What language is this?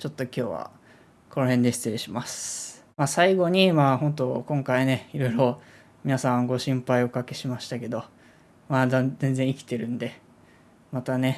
Japanese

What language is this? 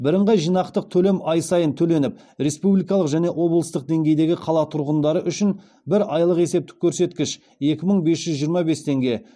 Kazakh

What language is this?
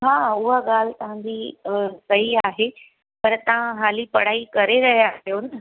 Sindhi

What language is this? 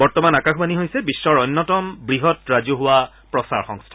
Assamese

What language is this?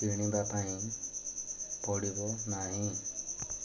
Odia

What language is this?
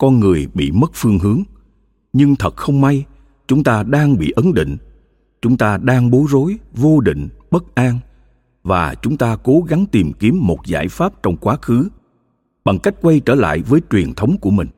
Vietnamese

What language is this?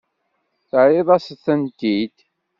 Kabyle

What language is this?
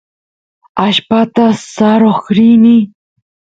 Santiago del Estero Quichua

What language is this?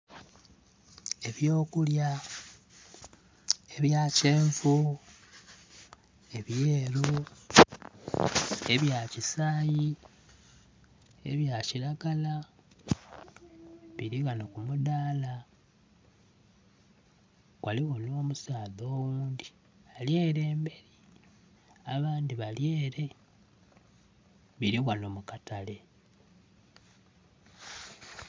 Soga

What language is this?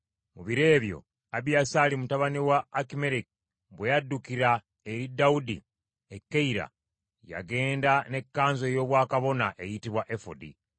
Ganda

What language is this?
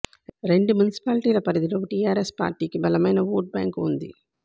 Telugu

